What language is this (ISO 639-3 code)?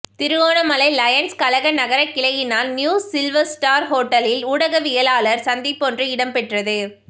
tam